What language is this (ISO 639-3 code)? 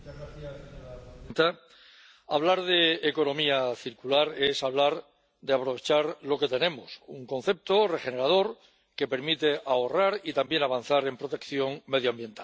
spa